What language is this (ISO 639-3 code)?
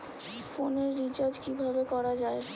ben